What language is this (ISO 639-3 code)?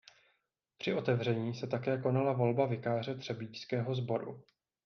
ces